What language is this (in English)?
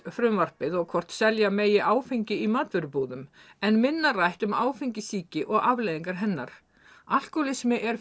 Icelandic